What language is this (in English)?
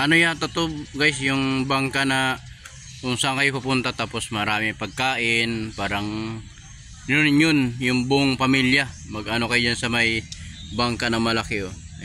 Filipino